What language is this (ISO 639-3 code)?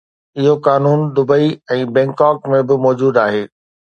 snd